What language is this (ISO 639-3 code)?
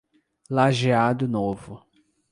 por